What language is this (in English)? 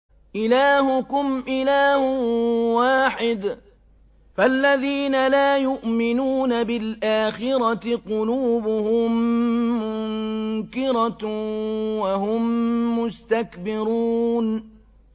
Arabic